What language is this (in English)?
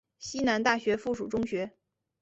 Chinese